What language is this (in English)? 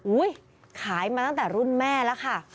Thai